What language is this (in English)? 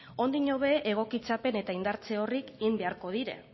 Basque